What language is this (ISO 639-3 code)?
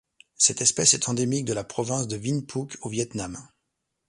fra